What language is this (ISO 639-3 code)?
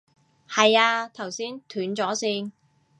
yue